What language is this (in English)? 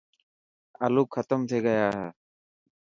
Dhatki